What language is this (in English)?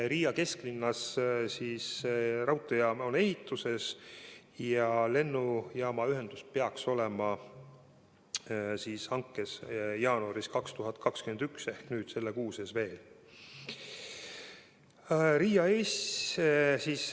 Estonian